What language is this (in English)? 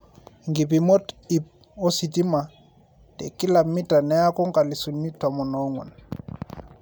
Masai